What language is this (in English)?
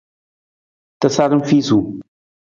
Nawdm